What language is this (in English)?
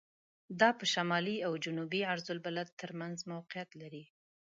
Pashto